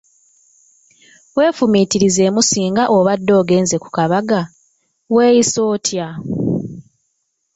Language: Ganda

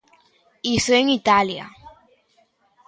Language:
Galician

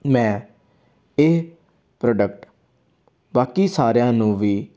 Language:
Punjabi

